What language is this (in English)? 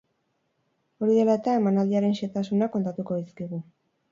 Basque